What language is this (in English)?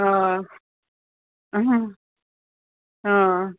Konkani